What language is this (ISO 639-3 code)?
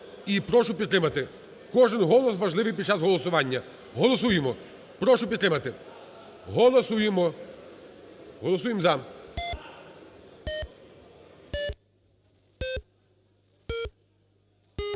ukr